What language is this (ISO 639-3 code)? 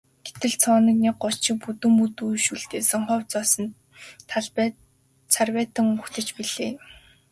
mon